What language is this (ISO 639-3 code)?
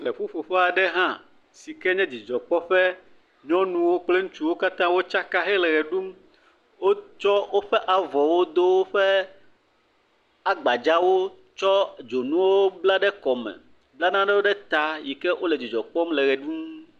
ewe